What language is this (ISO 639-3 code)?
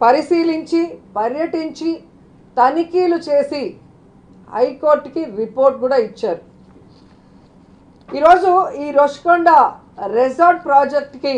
hin